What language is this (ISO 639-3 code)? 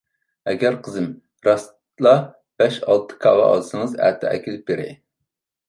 uig